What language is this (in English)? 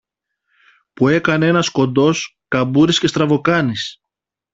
Greek